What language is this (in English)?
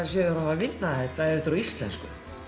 Icelandic